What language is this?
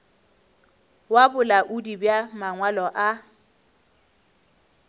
Northern Sotho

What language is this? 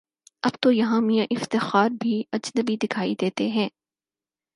Urdu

